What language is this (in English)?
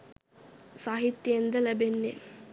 Sinhala